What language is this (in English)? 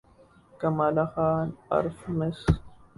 Urdu